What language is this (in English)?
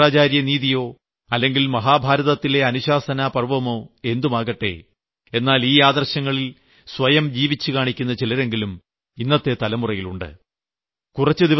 Malayalam